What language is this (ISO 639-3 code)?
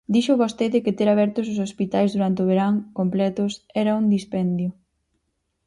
glg